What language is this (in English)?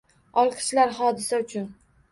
Uzbek